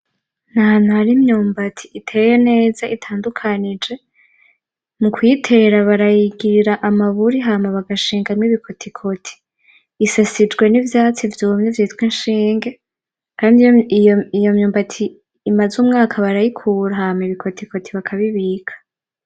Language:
Rundi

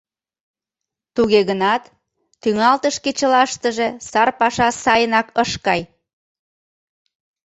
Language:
Mari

